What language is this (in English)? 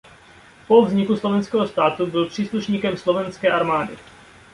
Czech